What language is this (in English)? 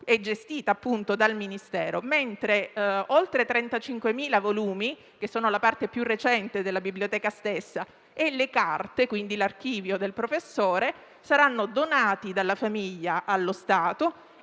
Italian